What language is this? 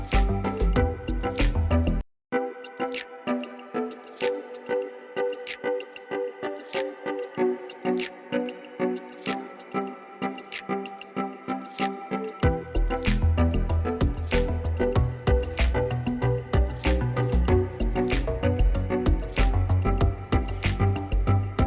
Vietnamese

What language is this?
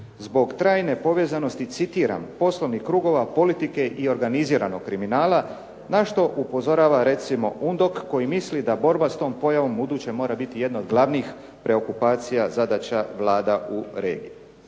Croatian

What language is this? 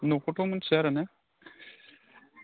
Bodo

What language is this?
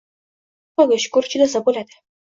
Uzbek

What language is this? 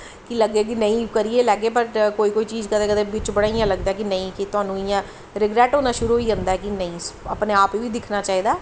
Dogri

